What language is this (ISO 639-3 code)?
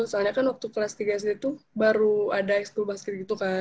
ind